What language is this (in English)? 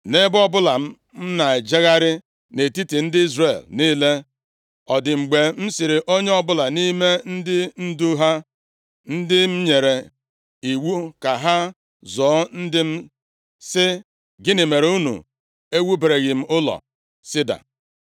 Igbo